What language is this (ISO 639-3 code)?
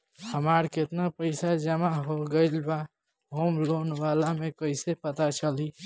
bho